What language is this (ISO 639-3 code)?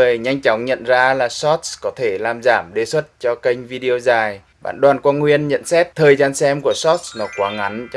vie